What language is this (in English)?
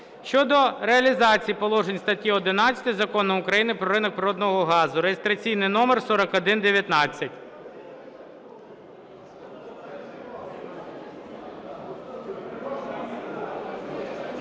Ukrainian